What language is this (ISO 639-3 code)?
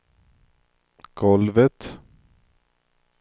swe